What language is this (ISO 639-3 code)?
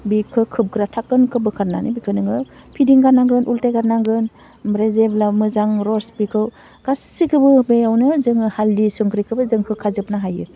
brx